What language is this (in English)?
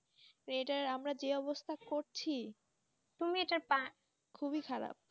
Bangla